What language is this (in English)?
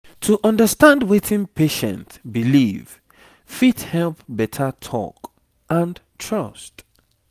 Nigerian Pidgin